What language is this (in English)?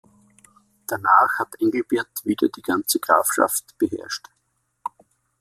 German